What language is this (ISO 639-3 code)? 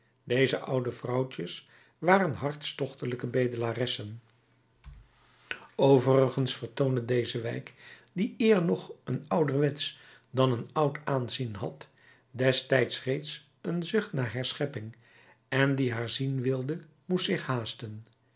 nld